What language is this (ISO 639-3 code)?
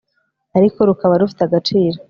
kin